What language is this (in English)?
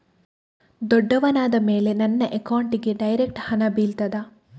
Kannada